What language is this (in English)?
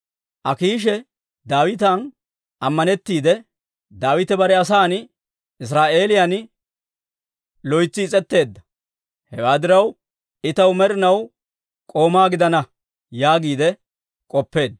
Dawro